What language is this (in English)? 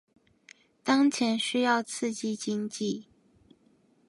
Chinese